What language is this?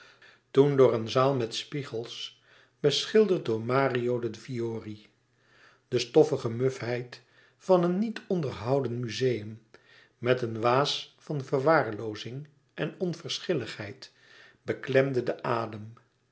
Dutch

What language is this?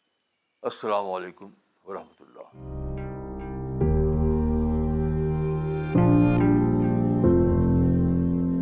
Urdu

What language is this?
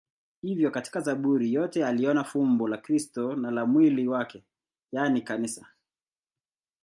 Swahili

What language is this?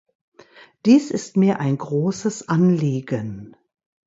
German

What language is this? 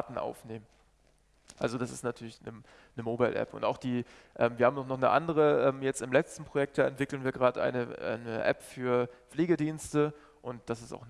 German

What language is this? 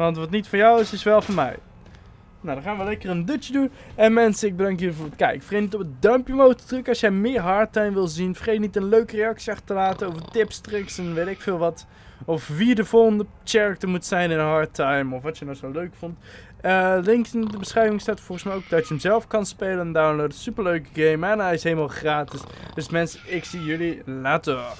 Dutch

